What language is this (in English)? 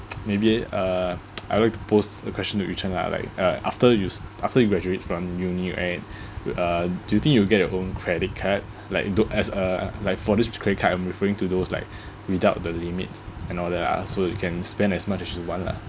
English